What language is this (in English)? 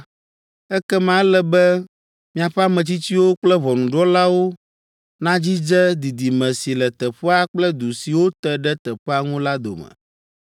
Ewe